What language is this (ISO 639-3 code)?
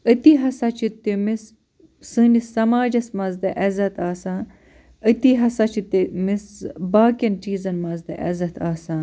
kas